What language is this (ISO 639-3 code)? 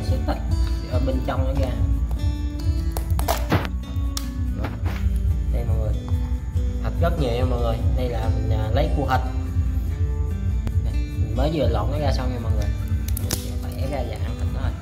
vie